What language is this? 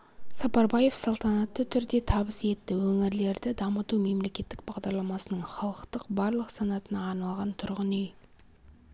Kazakh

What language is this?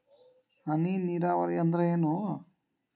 Kannada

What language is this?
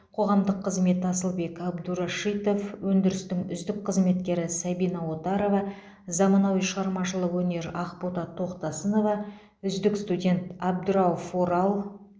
Kazakh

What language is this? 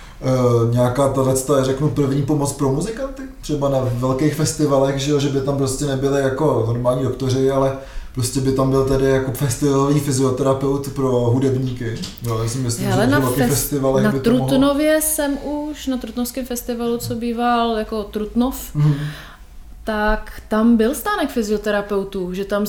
Czech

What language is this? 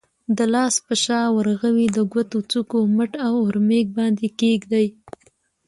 Pashto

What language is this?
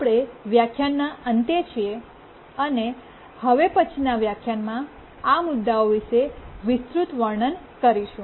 Gujarati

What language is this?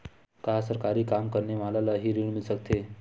Chhattisgarhi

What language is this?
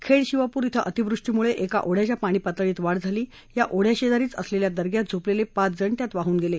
Marathi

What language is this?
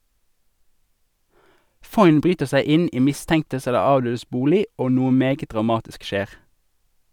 Norwegian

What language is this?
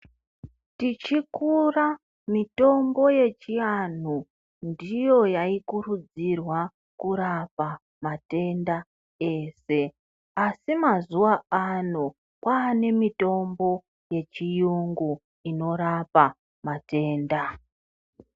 Ndau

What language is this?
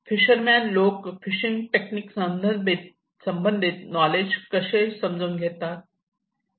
Marathi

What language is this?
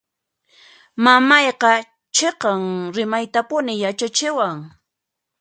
Puno Quechua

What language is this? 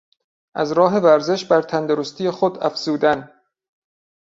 Persian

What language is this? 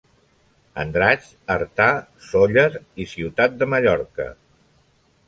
Catalan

